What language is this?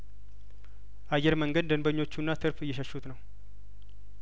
Amharic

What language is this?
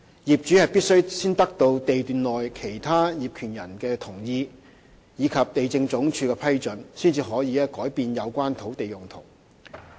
Cantonese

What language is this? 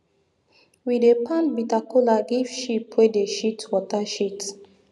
Nigerian Pidgin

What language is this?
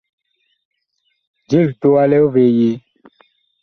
Bakoko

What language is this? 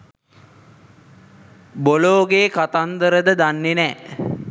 Sinhala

